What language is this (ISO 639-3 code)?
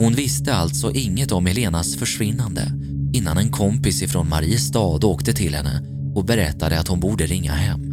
swe